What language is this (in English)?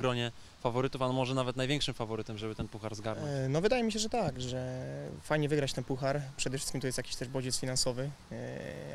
Polish